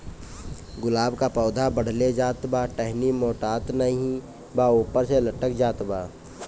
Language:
Bhojpuri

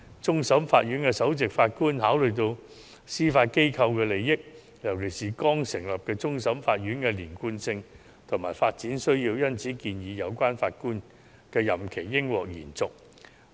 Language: Cantonese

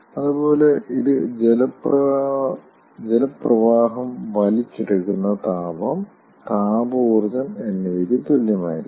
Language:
Malayalam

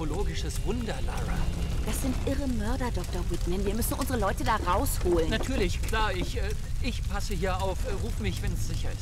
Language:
German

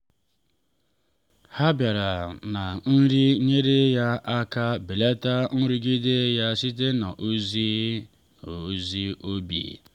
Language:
Igbo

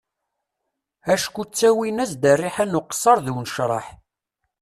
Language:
Kabyle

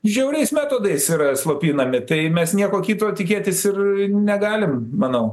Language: Lithuanian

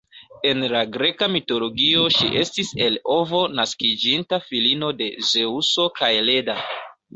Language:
Esperanto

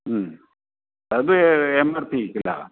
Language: Sanskrit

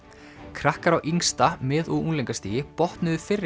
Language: Icelandic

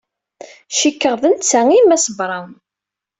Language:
Kabyle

